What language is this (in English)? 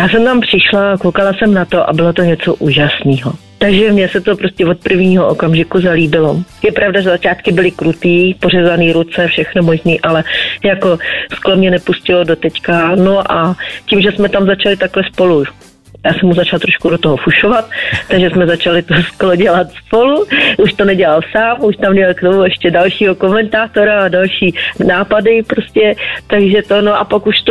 Czech